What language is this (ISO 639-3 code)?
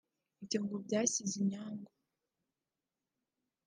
kin